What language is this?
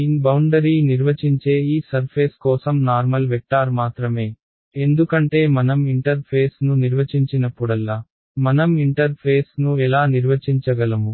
Telugu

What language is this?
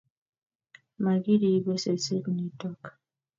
Kalenjin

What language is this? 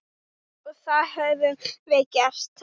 Icelandic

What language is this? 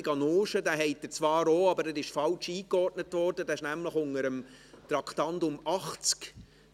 Swiss German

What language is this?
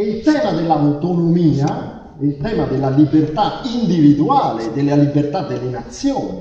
Italian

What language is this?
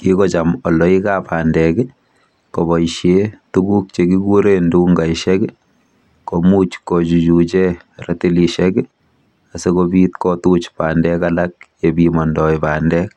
Kalenjin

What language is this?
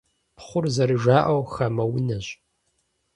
Kabardian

